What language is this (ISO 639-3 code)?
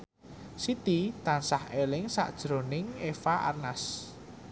jav